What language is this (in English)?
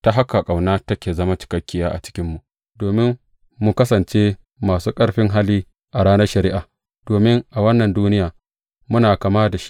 Hausa